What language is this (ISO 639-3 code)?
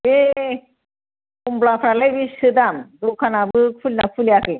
brx